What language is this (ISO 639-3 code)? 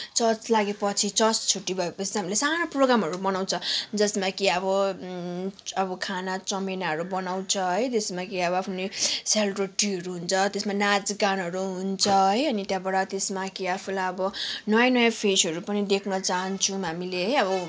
nep